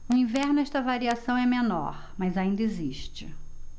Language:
Portuguese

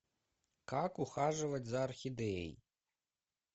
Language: Russian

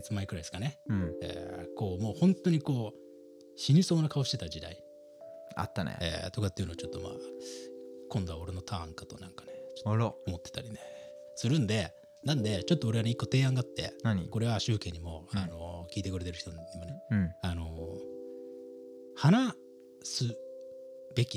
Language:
Japanese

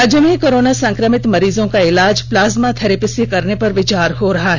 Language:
Hindi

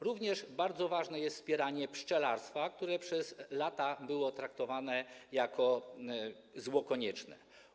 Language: Polish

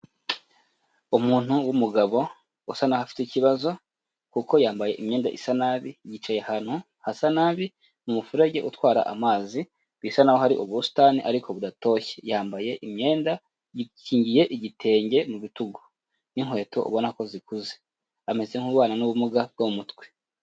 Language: Kinyarwanda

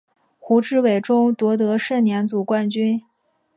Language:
Chinese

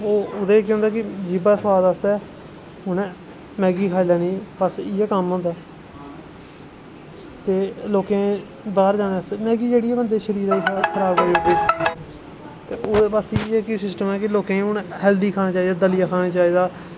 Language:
Dogri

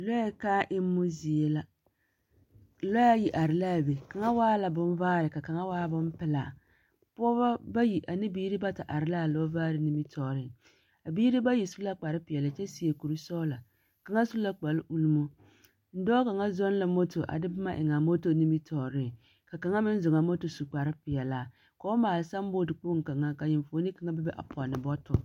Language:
Southern Dagaare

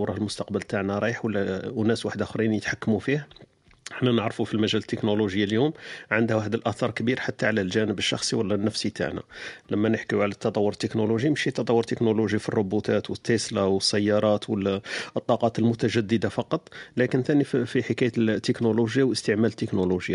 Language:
Arabic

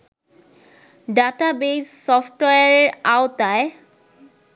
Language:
Bangla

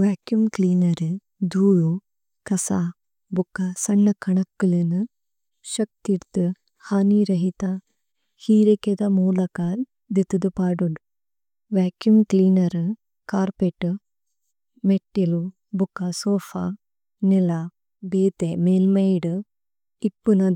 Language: Tulu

